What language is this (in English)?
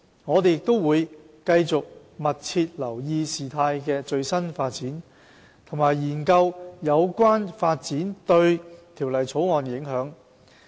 Cantonese